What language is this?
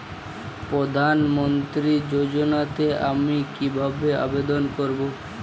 Bangla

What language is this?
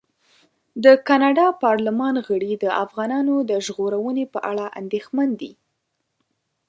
Pashto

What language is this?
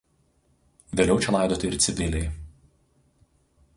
Lithuanian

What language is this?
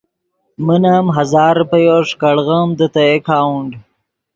Yidgha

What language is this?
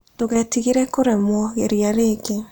Kikuyu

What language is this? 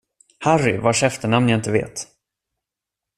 Swedish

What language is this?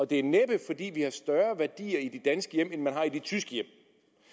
Danish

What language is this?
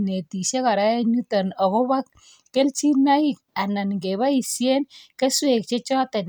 Kalenjin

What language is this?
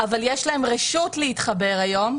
Hebrew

